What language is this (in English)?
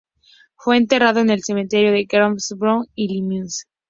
Spanish